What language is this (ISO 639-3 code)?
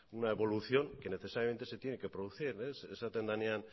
spa